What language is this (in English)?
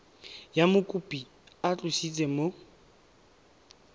Tswana